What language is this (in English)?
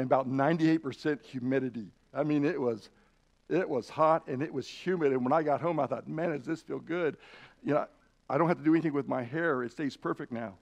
English